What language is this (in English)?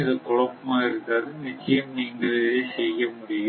Tamil